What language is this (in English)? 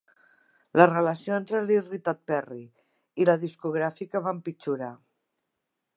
Catalan